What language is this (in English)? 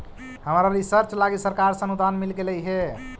Magahi